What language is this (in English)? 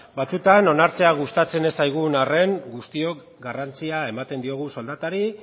Basque